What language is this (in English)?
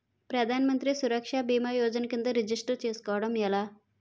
Telugu